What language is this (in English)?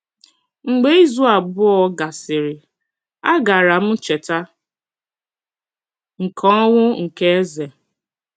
Igbo